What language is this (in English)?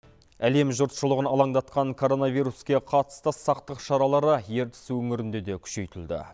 Kazakh